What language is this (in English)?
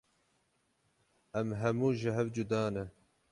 Kurdish